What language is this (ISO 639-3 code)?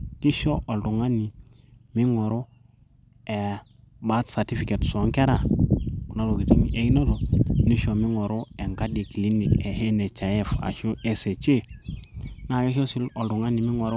mas